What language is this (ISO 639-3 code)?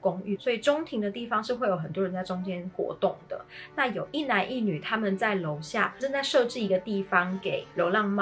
zho